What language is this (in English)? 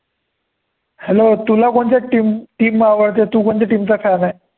Marathi